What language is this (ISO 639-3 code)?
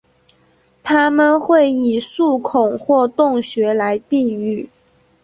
zho